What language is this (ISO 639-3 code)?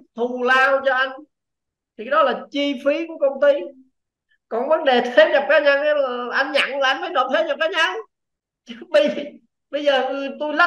vie